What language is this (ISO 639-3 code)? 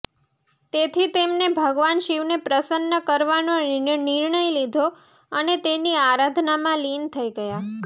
guj